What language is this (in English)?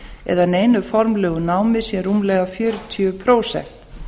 Icelandic